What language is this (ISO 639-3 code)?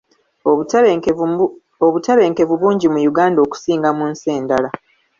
lug